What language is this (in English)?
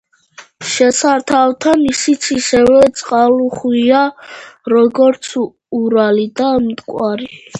Georgian